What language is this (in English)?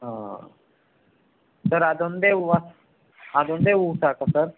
Kannada